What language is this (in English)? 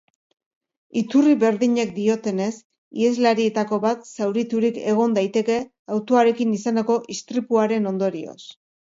Basque